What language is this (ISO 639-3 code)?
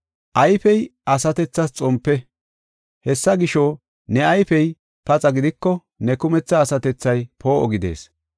gof